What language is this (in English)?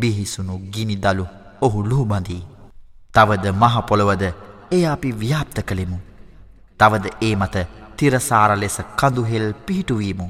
Arabic